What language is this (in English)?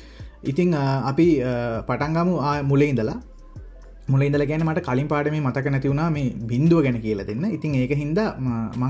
Romanian